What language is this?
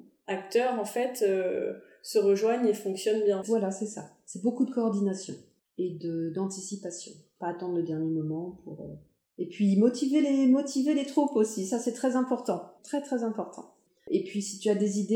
French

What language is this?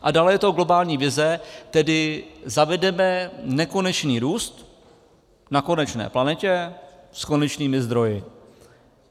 Czech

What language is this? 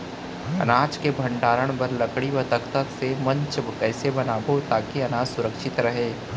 Chhattisgarhi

